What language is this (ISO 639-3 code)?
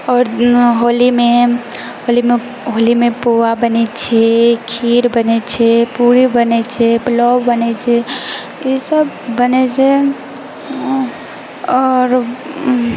mai